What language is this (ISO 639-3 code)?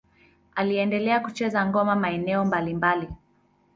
swa